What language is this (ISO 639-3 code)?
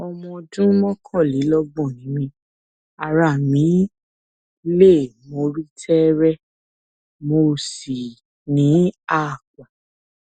yor